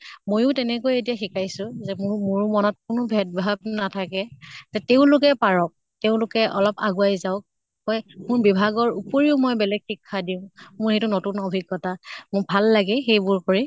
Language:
Assamese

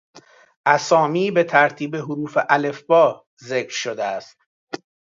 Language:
Persian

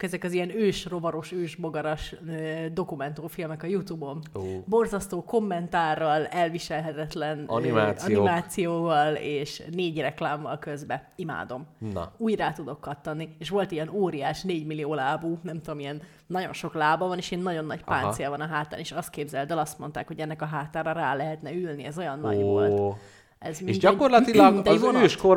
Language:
Hungarian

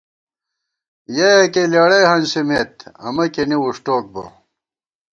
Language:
Gawar-Bati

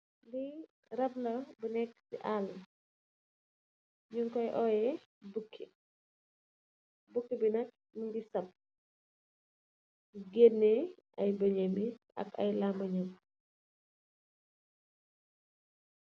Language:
Wolof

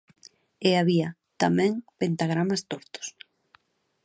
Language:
Galician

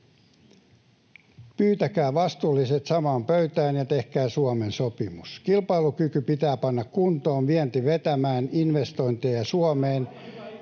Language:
Finnish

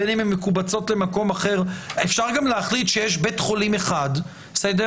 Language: Hebrew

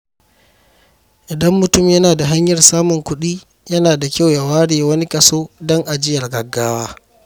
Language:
Hausa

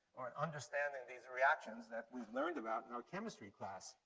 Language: English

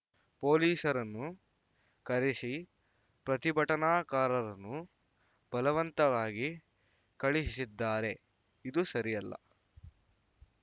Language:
Kannada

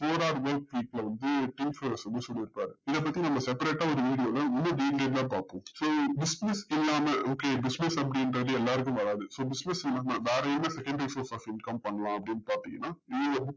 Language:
Tamil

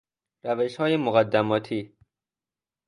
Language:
Persian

